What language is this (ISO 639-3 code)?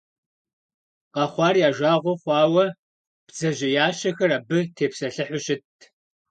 kbd